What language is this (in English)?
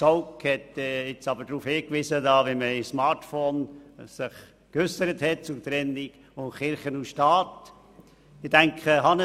Swiss German